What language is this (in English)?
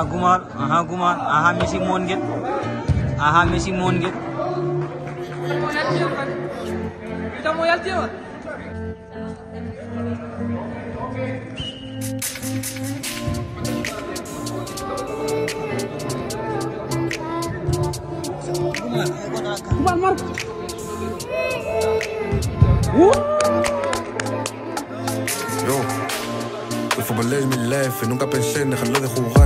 Arabic